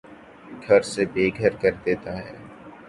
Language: Urdu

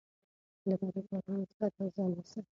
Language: Pashto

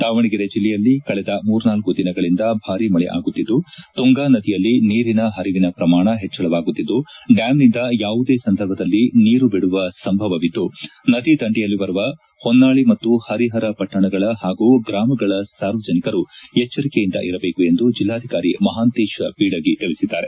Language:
Kannada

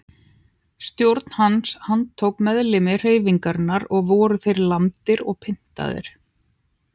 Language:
Icelandic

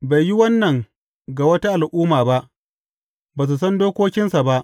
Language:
Hausa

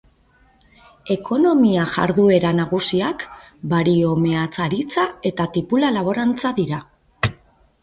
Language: Basque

